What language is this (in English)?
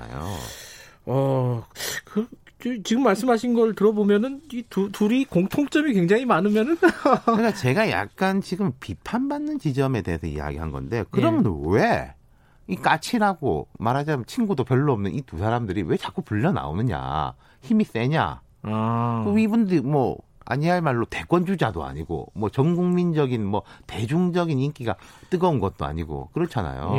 Korean